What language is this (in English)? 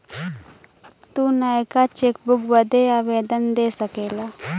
Bhojpuri